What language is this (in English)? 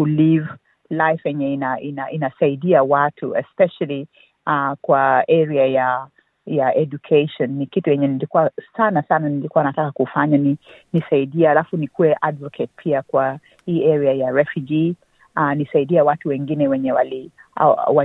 Swahili